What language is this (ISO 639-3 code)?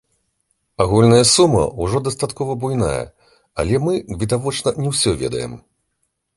bel